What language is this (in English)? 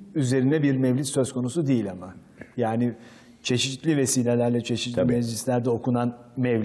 Turkish